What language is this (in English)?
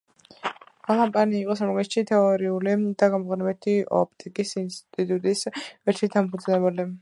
Georgian